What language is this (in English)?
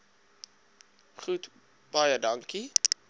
Afrikaans